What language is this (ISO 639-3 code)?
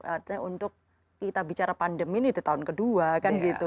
ind